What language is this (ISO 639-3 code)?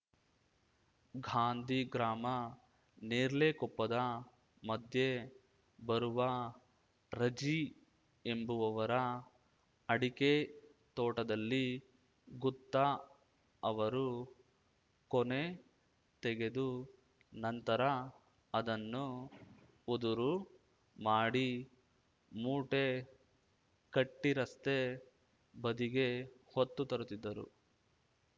kan